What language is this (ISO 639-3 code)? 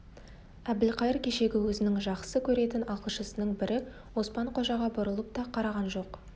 kaz